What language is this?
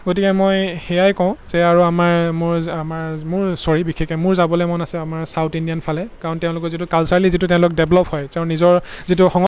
Assamese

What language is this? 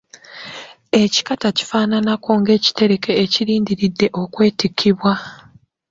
Ganda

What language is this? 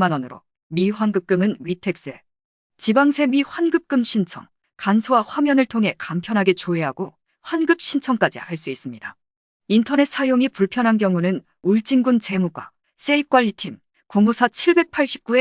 Korean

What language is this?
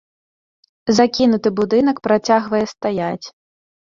Belarusian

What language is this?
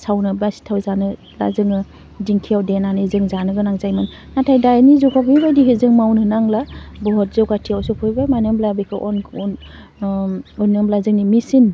Bodo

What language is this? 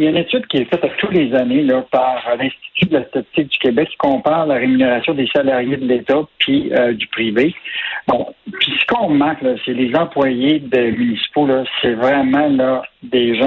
French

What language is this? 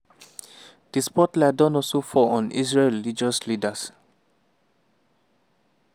Nigerian Pidgin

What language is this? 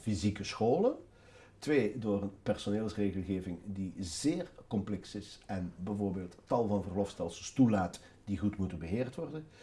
Dutch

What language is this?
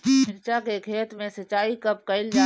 Bhojpuri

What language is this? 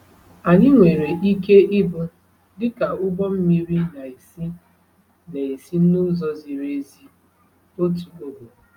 Igbo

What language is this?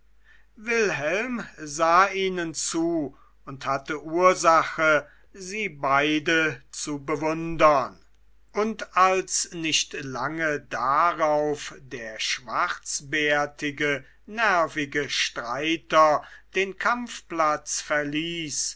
German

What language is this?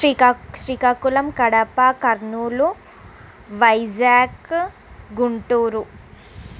Telugu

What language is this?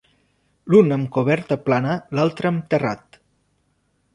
Catalan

